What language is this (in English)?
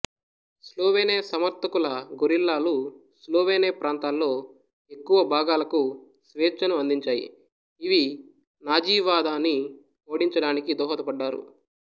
Telugu